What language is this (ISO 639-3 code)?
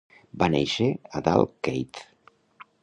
cat